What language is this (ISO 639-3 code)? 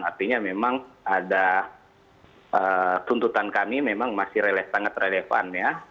ind